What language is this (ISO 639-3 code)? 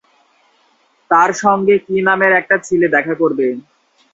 ben